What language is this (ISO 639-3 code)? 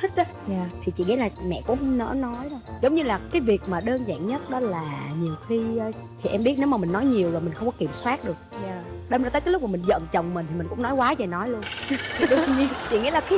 vie